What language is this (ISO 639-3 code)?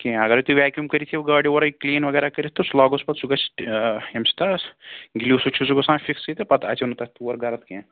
kas